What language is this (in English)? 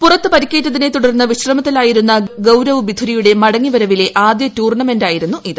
Malayalam